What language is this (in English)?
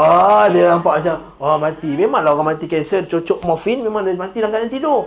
Malay